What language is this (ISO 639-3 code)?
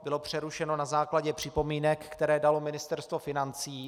ces